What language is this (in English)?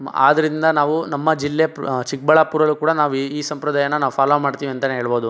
Kannada